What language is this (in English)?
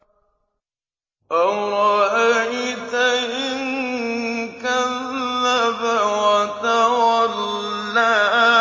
Arabic